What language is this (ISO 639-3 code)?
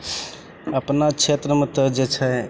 mai